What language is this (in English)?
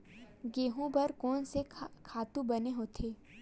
Chhattisgarhi